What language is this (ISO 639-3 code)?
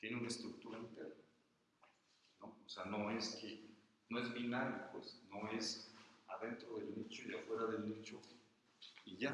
spa